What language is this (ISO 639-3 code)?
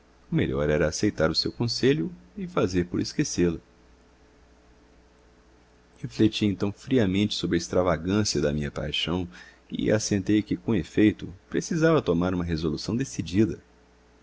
por